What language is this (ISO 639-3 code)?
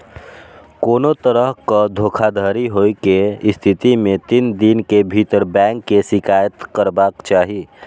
mai